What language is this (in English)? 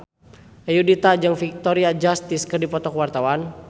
Sundanese